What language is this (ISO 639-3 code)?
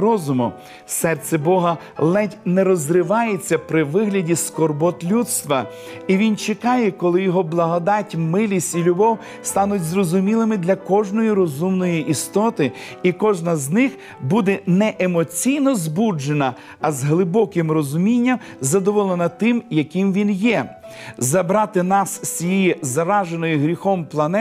ukr